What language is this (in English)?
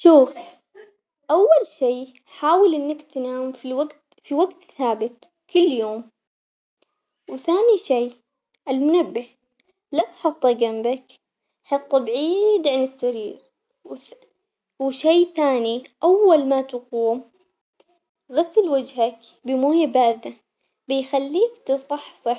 Omani Arabic